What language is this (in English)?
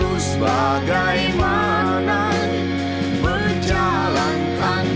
Indonesian